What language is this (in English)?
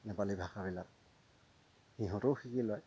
Assamese